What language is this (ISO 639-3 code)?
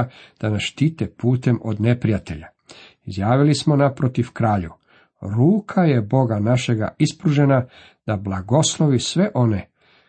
hrv